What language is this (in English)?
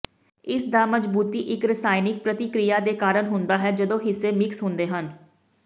Punjabi